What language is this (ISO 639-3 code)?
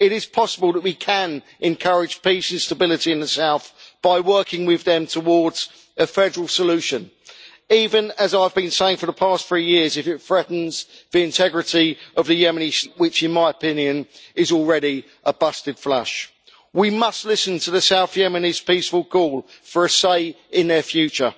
eng